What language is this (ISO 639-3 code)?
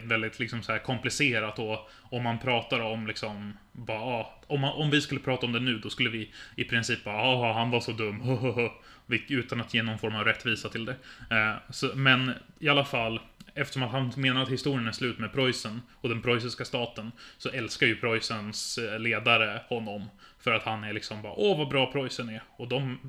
swe